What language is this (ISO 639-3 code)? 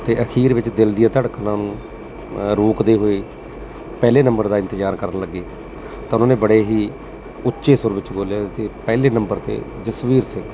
pan